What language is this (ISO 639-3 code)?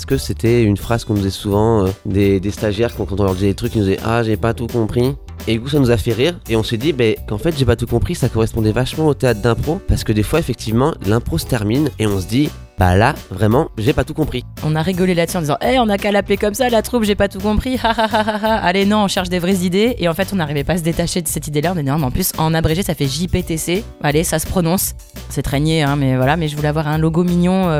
fra